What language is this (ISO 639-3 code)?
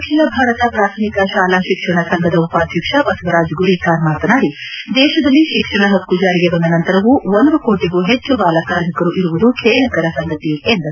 kan